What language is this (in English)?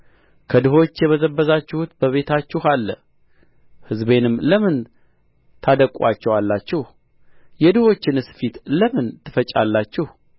Amharic